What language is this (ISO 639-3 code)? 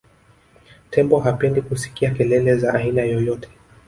swa